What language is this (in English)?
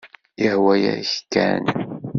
Kabyle